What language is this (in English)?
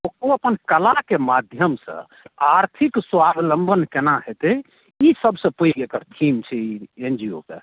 Maithili